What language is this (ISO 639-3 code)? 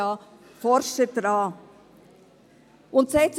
gsw